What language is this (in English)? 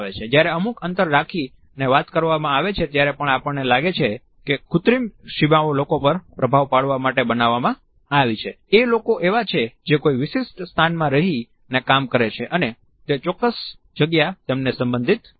Gujarati